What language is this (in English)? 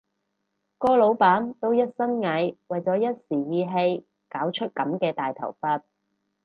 Cantonese